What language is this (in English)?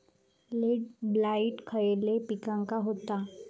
Marathi